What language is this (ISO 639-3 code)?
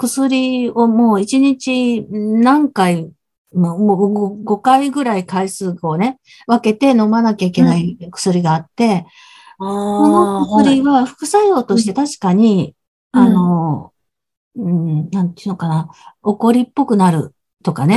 jpn